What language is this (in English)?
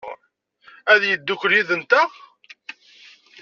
Kabyle